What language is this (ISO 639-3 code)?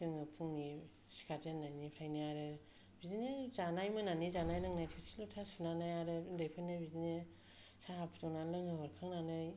brx